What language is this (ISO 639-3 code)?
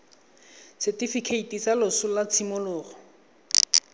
tsn